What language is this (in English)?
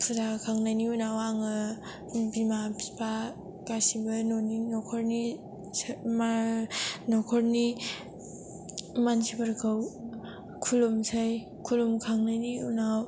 Bodo